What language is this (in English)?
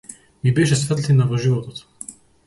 Macedonian